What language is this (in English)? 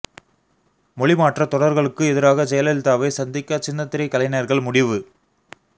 Tamil